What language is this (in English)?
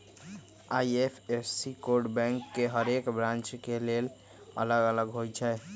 Magahi